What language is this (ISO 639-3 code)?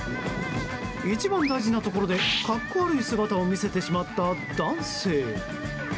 jpn